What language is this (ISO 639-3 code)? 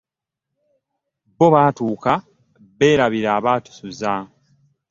lug